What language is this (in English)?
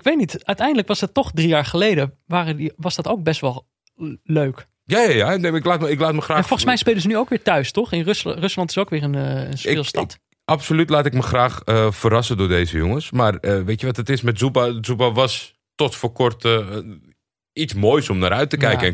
Dutch